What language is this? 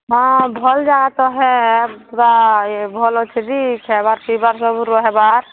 Odia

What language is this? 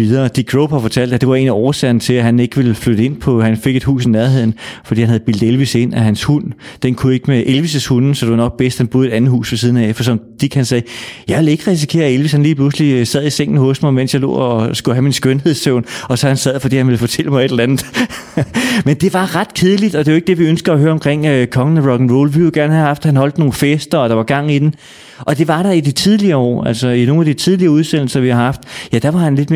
Danish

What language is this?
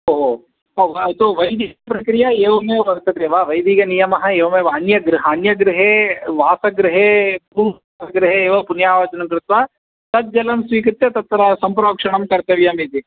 Sanskrit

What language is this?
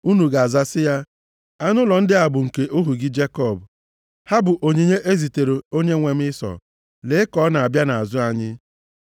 Igbo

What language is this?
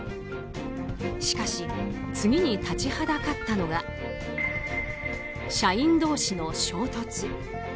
Japanese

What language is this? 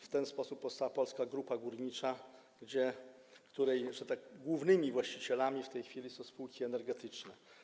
Polish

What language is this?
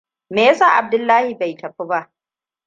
Hausa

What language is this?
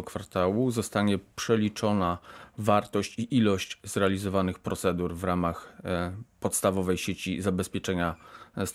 Polish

